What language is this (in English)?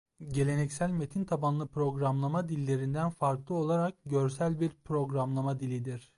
Turkish